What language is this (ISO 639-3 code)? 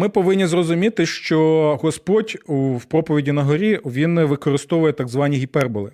ukr